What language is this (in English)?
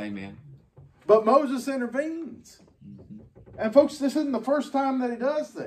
English